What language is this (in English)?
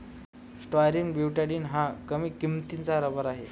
Marathi